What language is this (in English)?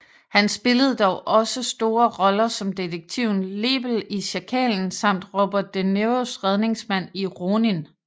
Danish